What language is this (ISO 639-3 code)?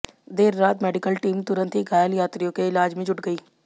hin